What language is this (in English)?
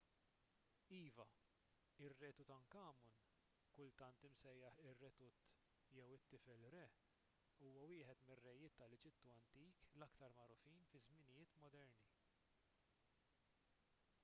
Maltese